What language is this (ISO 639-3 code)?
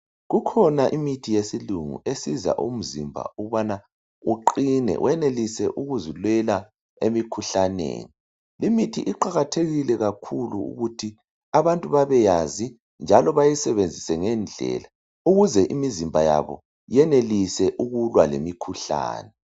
nde